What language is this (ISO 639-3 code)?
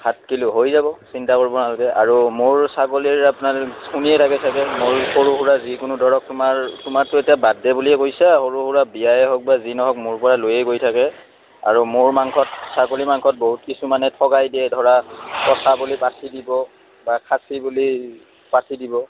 asm